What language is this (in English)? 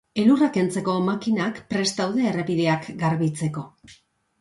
Basque